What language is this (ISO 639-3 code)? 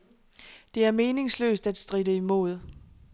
dan